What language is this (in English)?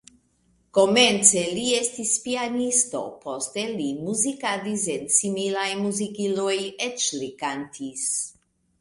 Esperanto